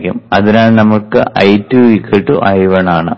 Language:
Malayalam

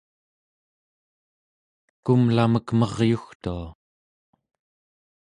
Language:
Central Yupik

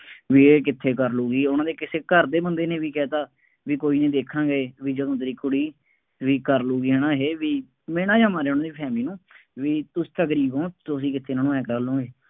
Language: Punjabi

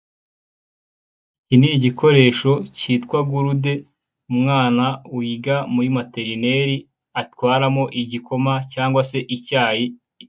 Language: Kinyarwanda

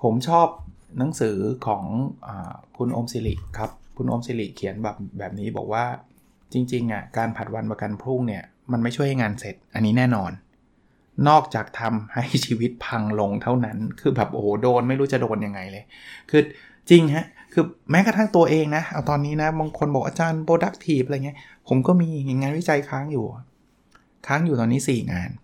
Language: Thai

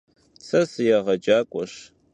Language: Kabardian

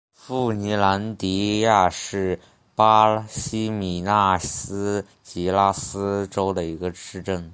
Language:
Chinese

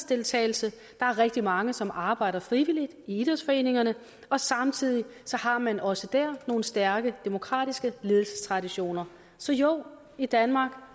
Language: Danish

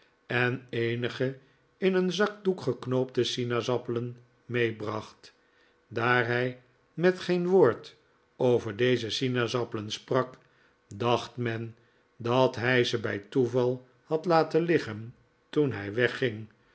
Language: Dutch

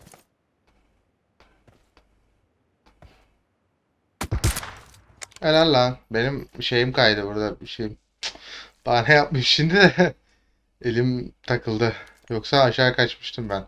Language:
Turkish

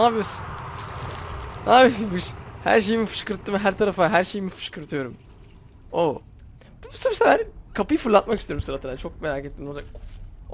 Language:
Turkish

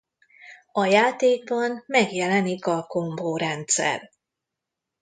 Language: Hungarian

